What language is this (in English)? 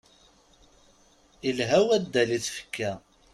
Kabyle